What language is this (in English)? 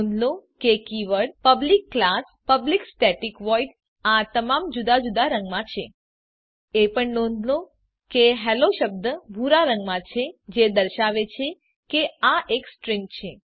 Gujarati